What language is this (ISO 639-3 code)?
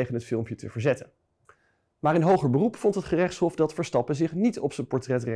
nld